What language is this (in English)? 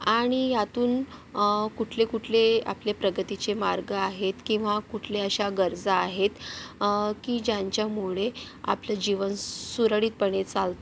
Marathi